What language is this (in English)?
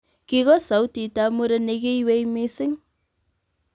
Kalenjin